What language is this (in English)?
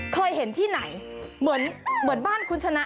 Thai